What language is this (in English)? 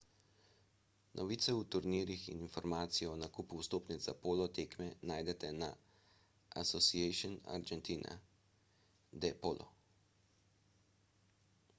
Slovenian